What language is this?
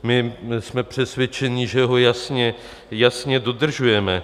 Czech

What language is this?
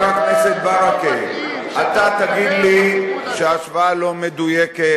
Hebrew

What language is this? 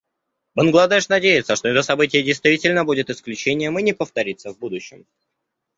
Russian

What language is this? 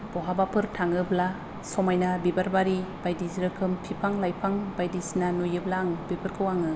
Bodo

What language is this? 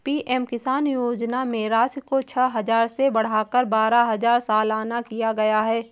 Hindi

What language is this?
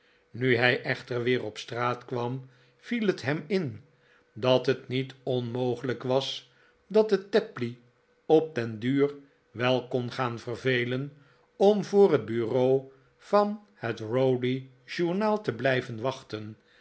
Dutch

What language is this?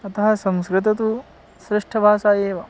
Sanskrit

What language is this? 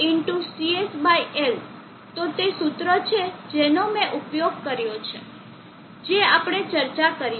Gujarati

